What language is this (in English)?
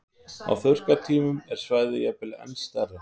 Icelandic